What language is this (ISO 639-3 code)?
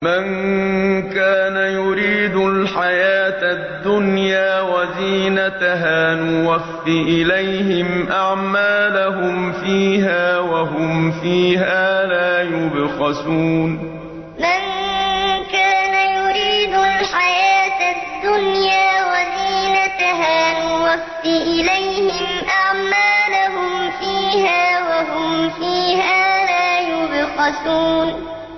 ara